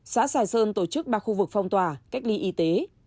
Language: Vietnamese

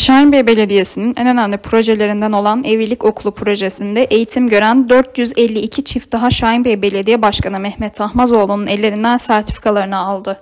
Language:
Turkish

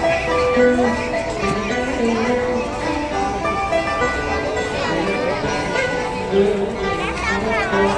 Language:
Vietnamese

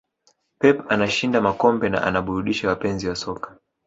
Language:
Swahili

